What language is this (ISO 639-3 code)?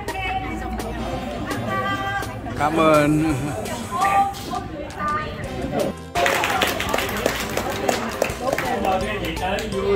vie